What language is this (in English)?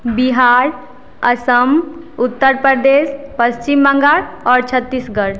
Maithili